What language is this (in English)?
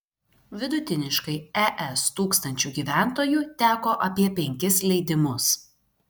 Lithuanian